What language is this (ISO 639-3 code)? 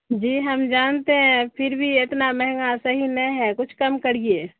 urd